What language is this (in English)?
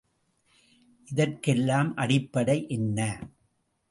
Tamil